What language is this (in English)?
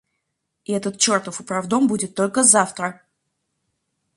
Russian